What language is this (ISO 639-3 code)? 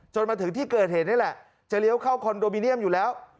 tha